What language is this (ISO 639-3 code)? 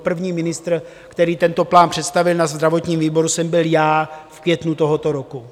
ces